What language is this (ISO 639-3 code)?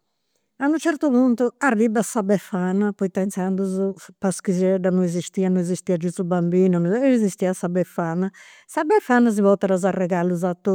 sro